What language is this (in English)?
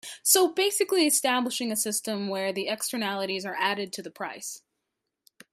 English